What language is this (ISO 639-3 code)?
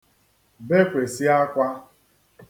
ibo